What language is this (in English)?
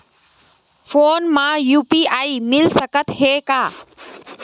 Chhattisgarhi